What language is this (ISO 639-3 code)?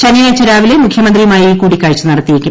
mal